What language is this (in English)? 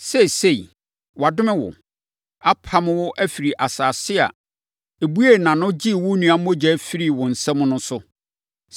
Akan